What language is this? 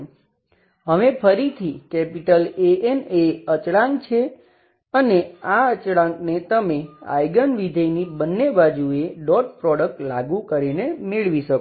Gujarati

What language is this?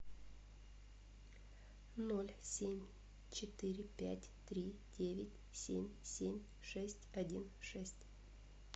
Russian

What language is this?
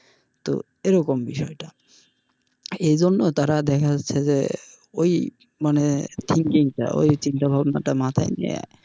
Bangla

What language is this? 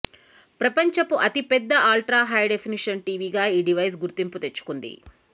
Telugu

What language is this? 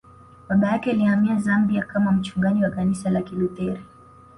Swahili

